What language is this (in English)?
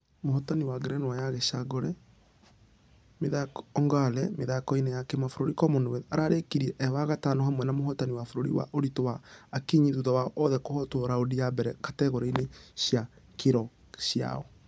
Kikuyu